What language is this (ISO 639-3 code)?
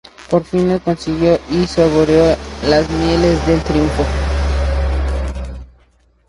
spa